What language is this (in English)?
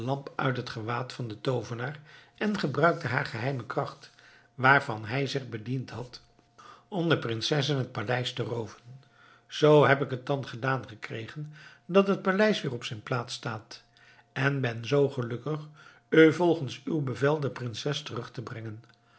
Dutch